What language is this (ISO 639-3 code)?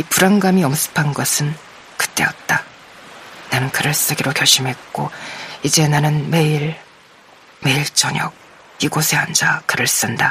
kor